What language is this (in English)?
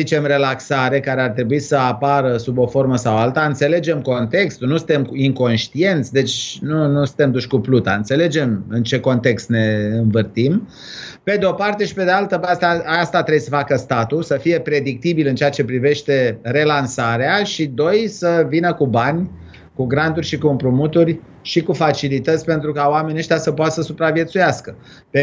Romanian